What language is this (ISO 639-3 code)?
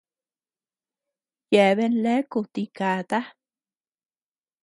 cux